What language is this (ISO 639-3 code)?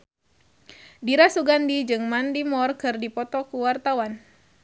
sun